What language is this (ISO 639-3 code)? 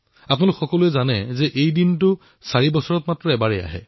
asm